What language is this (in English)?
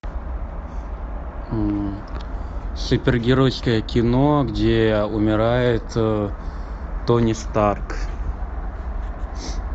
Russian